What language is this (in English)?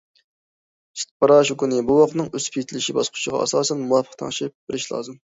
Uyghur